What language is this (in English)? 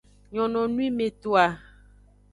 Aja (Benin)